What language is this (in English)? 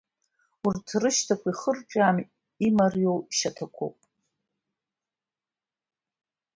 Abkhazian